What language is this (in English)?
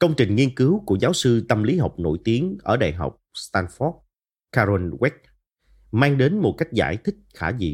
Vietnamese